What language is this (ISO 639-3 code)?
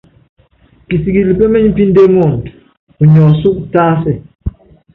yav